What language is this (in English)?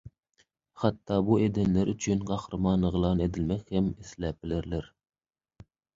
Turkmen